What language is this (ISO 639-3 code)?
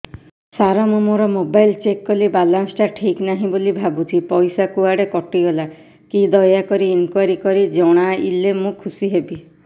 ori